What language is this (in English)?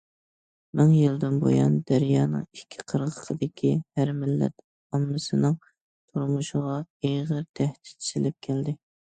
Uyghur